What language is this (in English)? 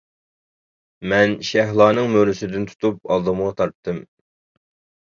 Uyghur